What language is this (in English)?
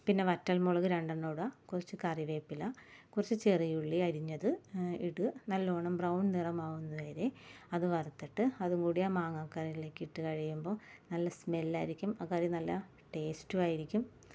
Malayalam